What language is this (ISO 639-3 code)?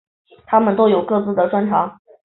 zho